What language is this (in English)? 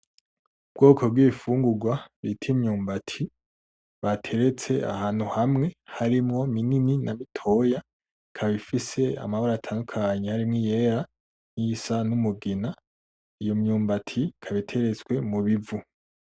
Rundi